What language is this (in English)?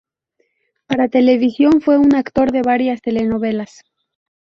Spanish